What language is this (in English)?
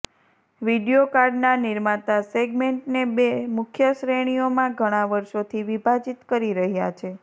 Gujarati